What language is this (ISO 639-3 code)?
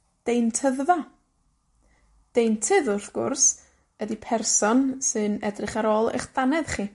cym